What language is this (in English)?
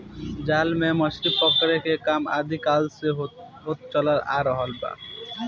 Bhojpuri